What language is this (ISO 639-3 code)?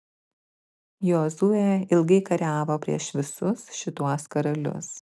lit